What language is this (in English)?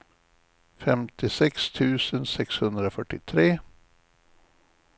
Swedish